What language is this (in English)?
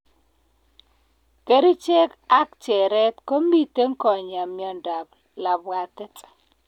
Kalenjin